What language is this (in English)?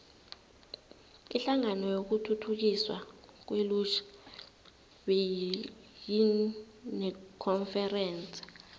South Ndebele